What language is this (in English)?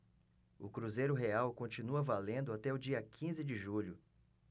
Portuguese